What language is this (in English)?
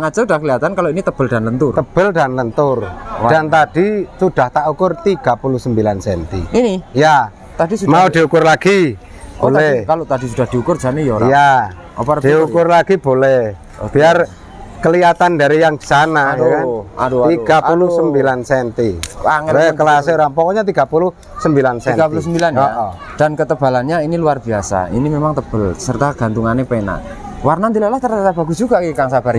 Indonesian